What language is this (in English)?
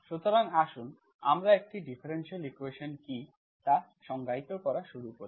Bangla